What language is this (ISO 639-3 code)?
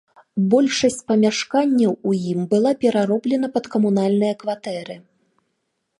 bel